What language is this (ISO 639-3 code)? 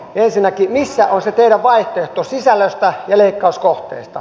fin